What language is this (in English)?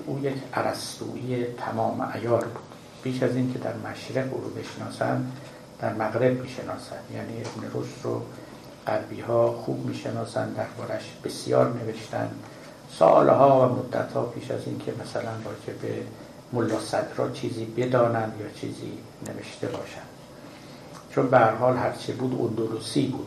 Persian